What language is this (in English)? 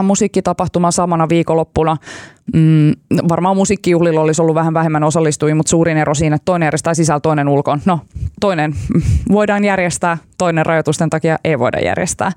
Finnish